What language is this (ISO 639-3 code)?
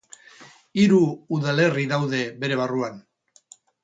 eus